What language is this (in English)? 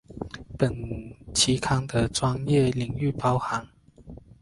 Chinese